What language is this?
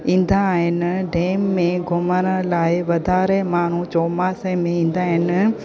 Sindhi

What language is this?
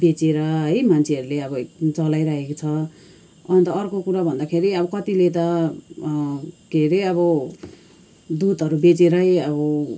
Nepali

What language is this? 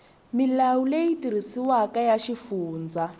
Tsonga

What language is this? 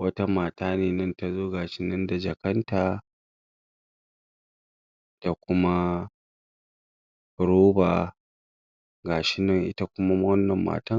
Hausa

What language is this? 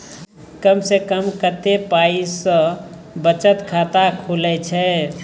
Maithili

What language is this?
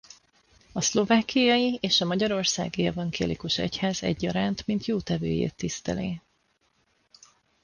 Hungarian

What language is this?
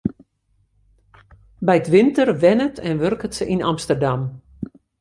Western Frisian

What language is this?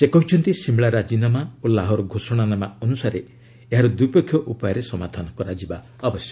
Odia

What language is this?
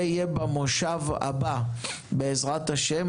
Hebrew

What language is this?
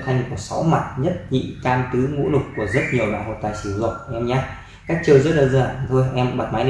Vietnamese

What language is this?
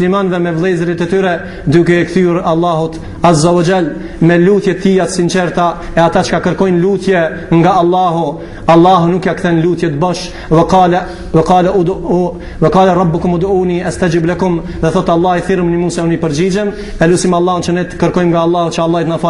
Arabic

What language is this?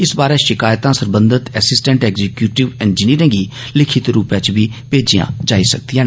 Dogri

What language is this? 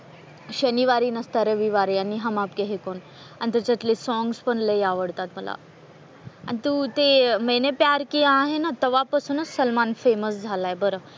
Marathi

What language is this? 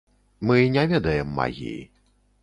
Belarusian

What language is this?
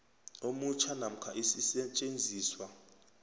South Ndebele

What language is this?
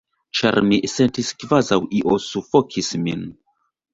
Esperanto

